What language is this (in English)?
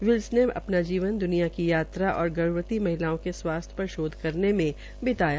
Hindi